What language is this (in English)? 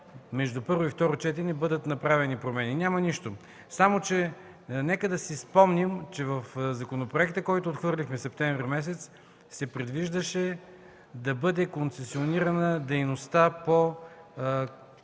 Bulgarian